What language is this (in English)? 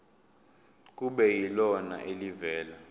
Zulu